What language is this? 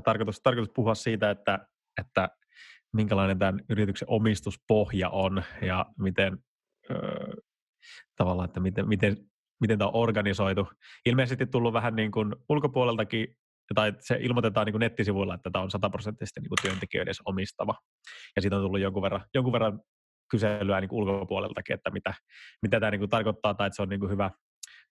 Finnish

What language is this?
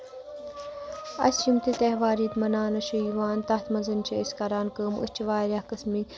Kashmiri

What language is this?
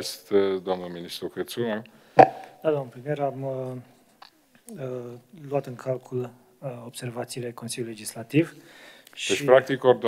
Romanian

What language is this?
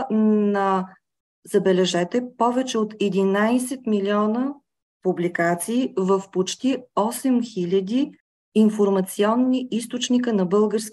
Bulgarian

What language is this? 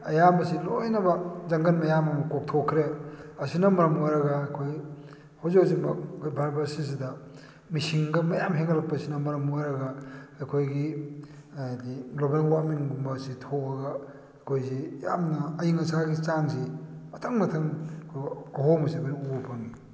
Manipuri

